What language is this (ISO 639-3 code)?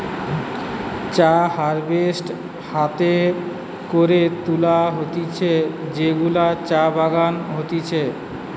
ben